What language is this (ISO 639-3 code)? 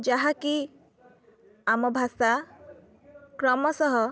ori